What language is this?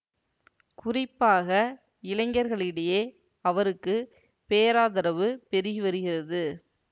Tamil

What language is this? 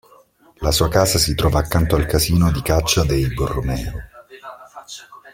Italian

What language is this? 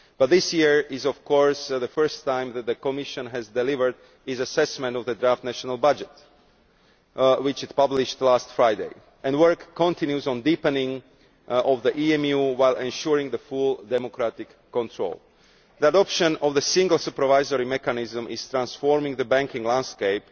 English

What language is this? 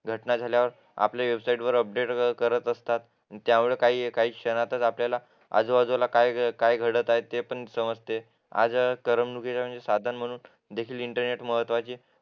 Marathi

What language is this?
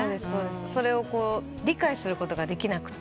Japanese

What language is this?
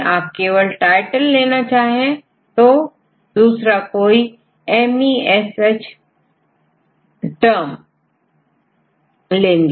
Hindi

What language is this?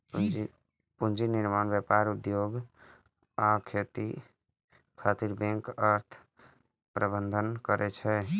Maithili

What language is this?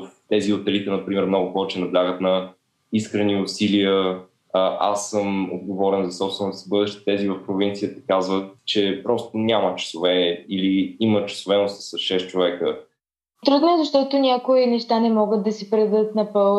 Bulgarian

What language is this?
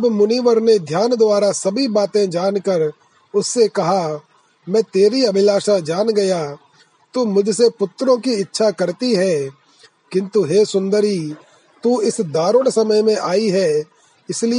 Hindi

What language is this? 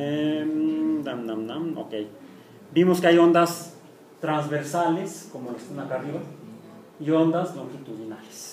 Spanish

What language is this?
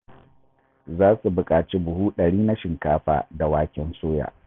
Hausa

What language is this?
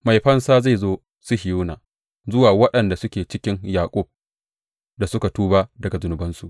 Hausa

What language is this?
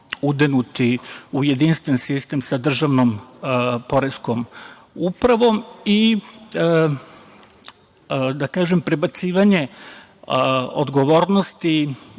Serbian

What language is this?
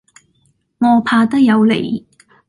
Cantonese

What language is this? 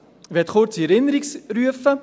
Swiss German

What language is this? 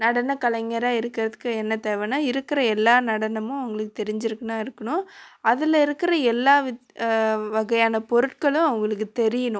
Tamil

